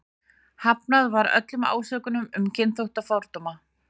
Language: Icelandic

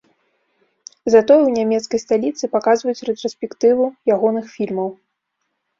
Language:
Belarusian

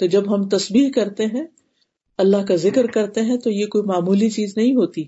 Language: Urdu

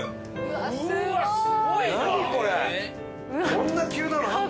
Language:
Japanese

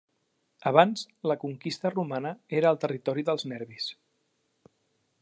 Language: Catalan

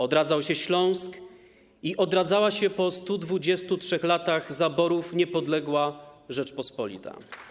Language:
Polish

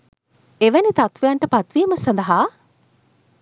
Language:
Sinhala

